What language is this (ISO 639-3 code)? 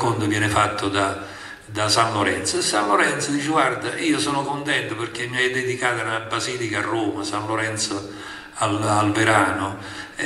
ita